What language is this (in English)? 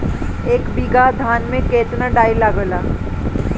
Bhojpuri